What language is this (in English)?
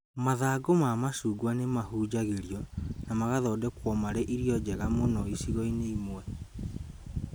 Kikuyu